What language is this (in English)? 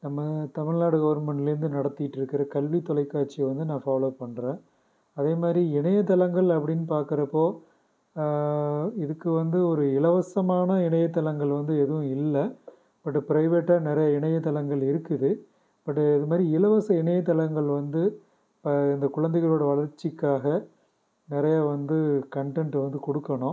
Tamil